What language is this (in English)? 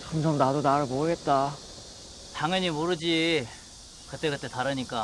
Korean